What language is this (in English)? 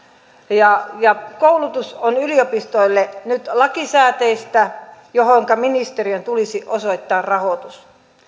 Finnish